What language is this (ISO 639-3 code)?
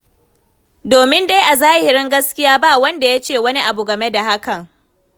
hau